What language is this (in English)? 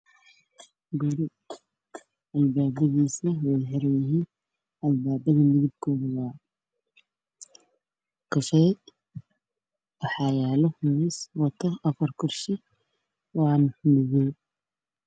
Somali